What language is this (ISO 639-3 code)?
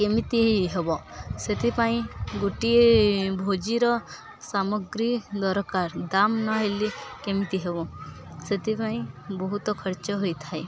ori